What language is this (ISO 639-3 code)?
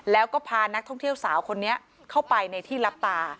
tha